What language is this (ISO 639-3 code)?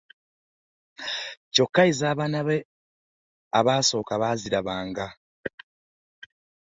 lug